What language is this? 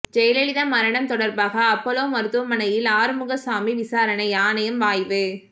Tamil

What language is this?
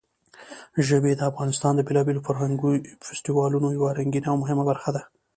Pashto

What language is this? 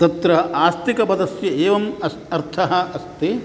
Sanskrit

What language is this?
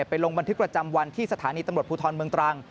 Thai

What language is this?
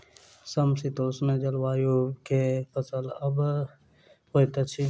Maithili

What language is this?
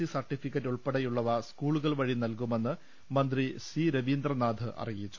Malayalam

